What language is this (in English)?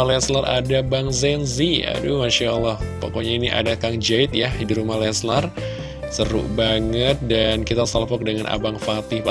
Indonesian